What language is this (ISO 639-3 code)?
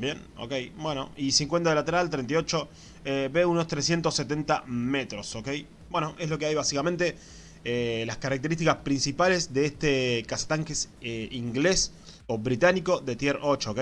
spa